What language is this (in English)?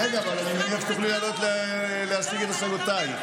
Hebrew